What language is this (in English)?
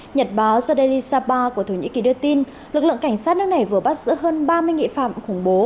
Vietnamese